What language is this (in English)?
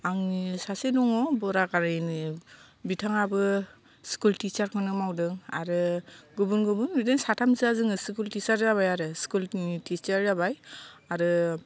Bodo